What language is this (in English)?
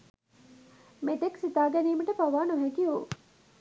Sinhala